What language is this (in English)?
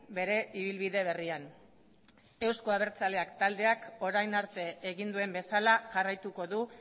Basque